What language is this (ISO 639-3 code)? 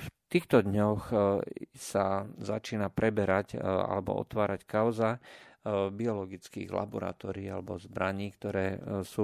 slk